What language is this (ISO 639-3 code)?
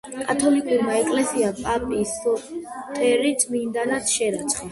kat